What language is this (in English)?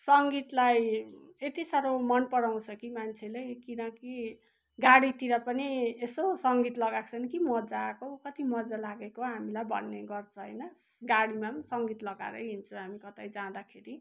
Nepali